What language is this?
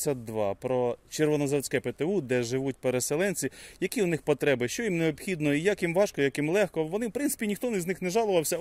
Ukrainian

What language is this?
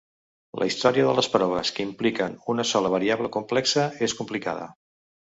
Catalan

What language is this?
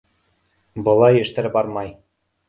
Bashkir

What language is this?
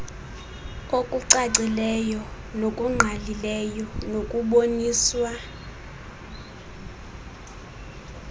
Xhosa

